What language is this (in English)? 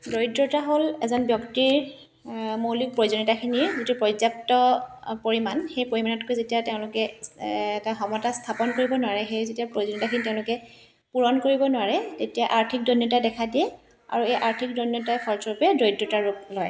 Assamese